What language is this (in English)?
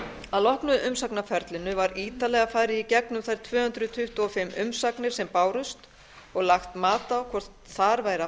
Icelandic